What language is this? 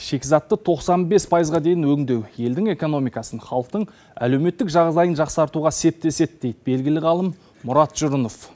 Kazakh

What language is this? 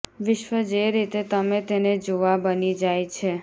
Gujarati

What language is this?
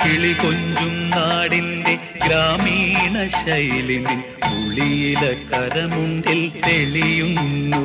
Malayalam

